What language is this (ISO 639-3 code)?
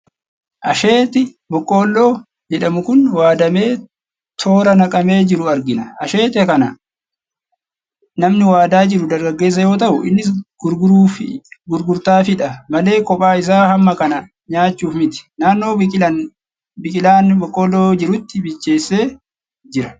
orm